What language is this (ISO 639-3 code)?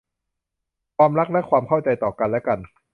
tha